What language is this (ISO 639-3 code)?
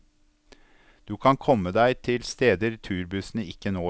nor